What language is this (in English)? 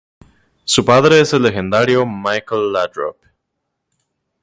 Spanish